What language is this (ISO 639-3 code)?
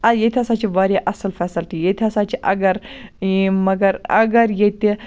kas